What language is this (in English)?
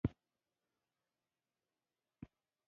Pashto